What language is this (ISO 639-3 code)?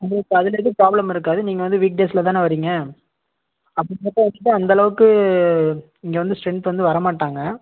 tam